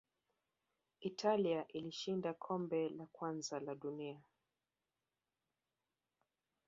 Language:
Swahili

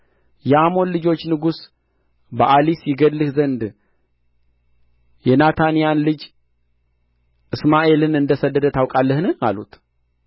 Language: Amharic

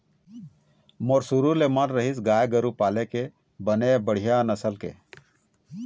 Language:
Chhattisgarhi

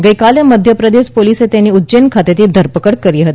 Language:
Gujarati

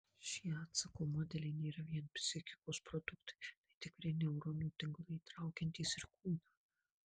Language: Lithuanian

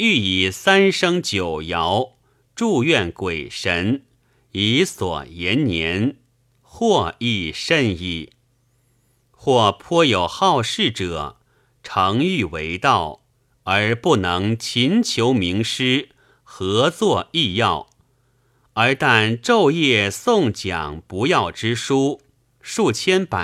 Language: Chinese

